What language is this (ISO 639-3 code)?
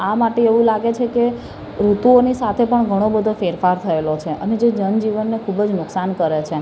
guj